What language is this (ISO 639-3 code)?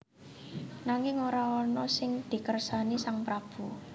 jav